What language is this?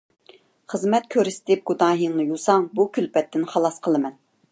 Uyghur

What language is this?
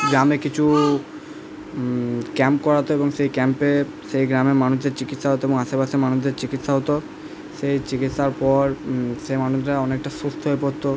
Bangla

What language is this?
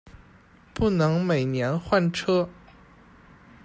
Chinese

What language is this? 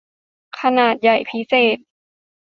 Thai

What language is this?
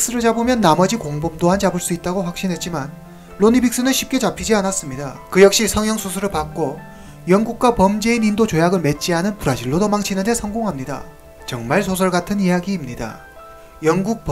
Korean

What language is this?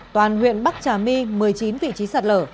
Vietnamese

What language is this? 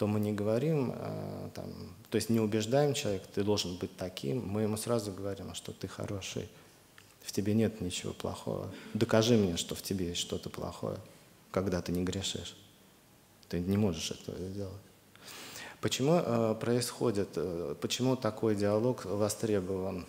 Russian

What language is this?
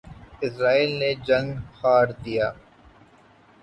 Urdu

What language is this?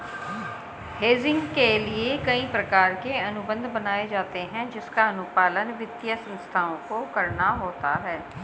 Hindi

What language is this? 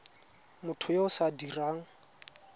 Tswana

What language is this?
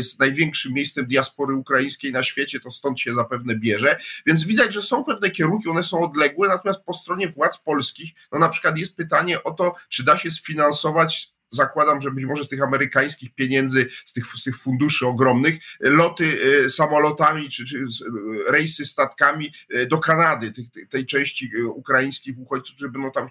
Polish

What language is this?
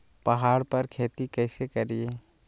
Magahi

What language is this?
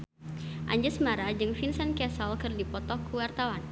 Sundanese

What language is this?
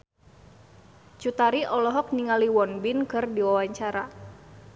Sundanese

